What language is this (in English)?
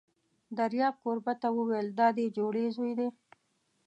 Pashto